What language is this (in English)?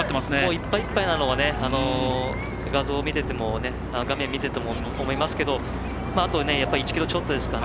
Japanese